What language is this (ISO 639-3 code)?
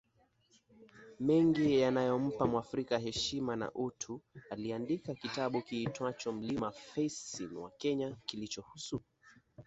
swa